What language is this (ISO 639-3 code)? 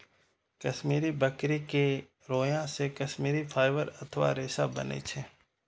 mai